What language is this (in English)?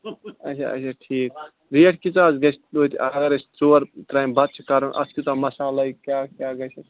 Kashmiri